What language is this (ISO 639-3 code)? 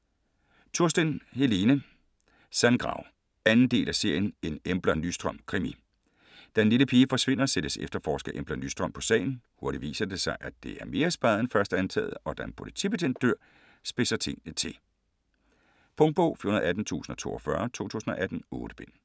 dan